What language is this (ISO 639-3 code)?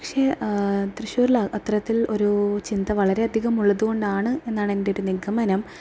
mal